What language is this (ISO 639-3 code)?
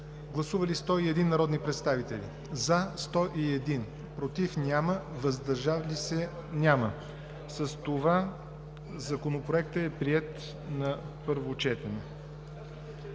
bul